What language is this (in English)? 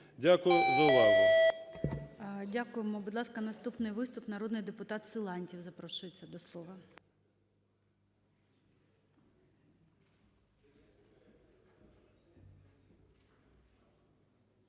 Ukrainian